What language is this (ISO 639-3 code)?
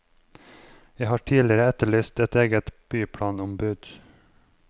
nor